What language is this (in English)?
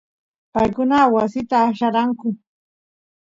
Santiago del Estero Quichua